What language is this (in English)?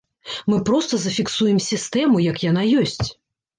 Belarusian